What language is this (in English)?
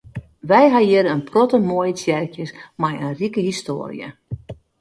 Western Frisian